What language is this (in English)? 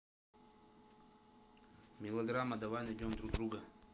Russian